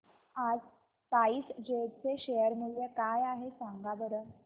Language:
Marathi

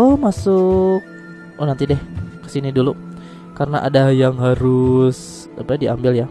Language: Indonesian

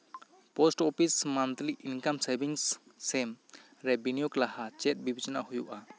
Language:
Santali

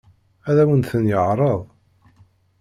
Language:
Kabyle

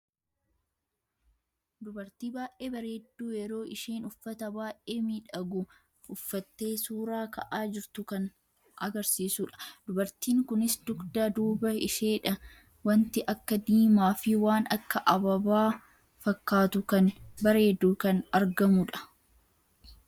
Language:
Oromo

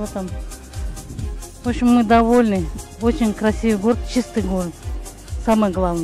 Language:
Russian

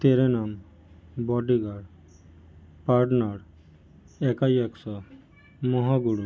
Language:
Bangla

